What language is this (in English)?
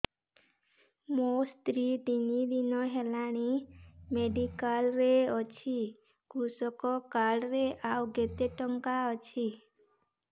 Odia